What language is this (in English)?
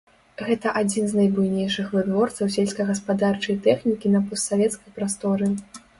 Belarusian